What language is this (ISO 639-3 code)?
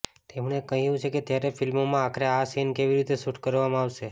guj